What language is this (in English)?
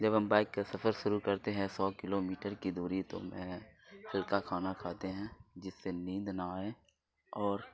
Urdu